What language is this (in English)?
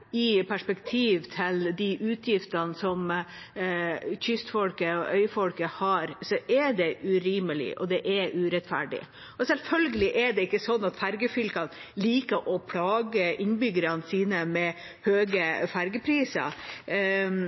Norwegian Bokmål